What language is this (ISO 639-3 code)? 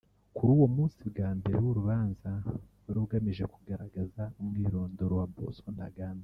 kin